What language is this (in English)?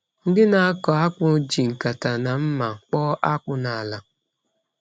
Igbo